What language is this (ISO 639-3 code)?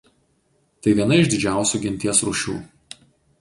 lit